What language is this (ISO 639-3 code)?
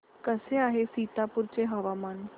mar